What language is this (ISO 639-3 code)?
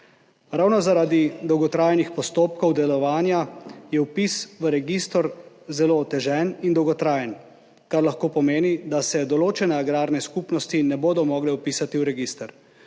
slv